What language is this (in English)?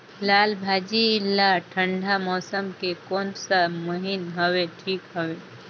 Chhattisgarhi